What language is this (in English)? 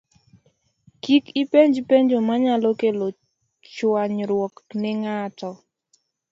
Luo (Kenya and Tanzania)